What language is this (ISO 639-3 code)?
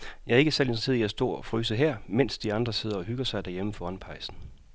dan